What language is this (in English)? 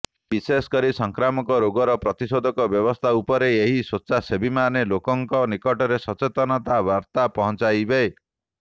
Odia